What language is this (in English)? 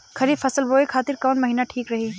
Bhojpuri